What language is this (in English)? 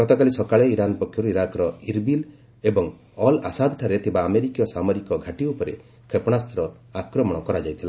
Odia